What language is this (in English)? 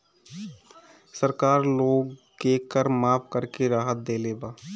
Bhojpuri